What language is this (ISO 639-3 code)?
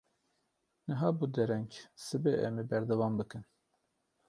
kur